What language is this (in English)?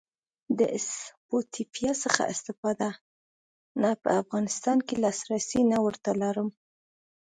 Pashto